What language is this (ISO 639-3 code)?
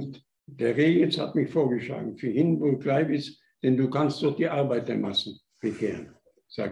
deu